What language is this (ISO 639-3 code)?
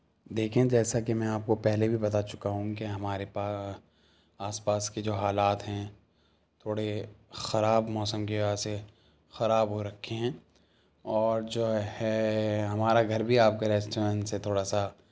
urd